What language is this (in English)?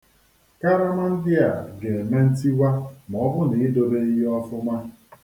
Igbo